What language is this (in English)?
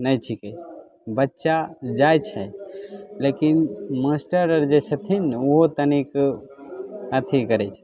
Maithili